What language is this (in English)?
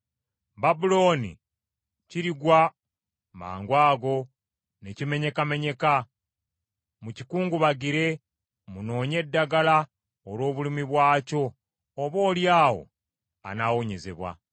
Ganda